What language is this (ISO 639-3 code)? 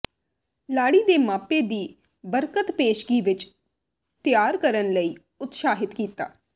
pan